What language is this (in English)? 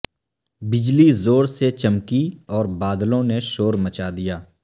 Urdu